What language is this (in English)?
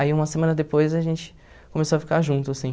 Portuguese